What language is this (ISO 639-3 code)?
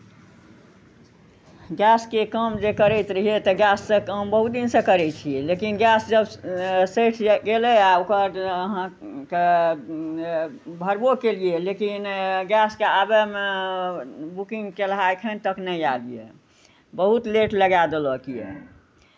mai